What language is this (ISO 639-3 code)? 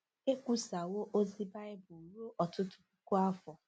ibo